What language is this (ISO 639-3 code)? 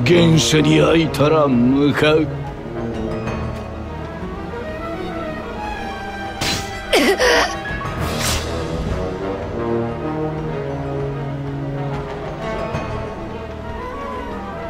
jpn